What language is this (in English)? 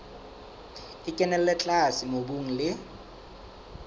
Southern Sotho